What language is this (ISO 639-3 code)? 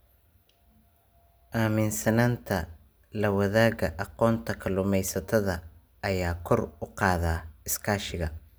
som